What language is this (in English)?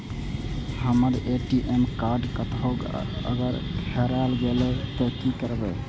Maithili